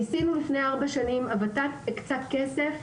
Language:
Hebrew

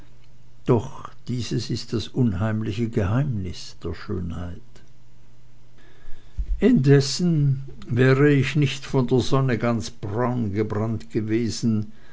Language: German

